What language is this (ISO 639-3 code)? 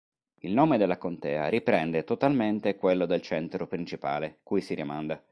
ita